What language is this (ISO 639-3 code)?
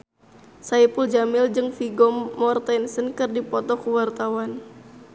sun